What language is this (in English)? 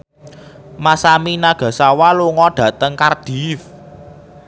Javanese